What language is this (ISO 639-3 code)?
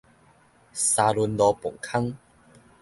nan